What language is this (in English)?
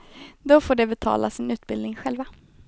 Swedish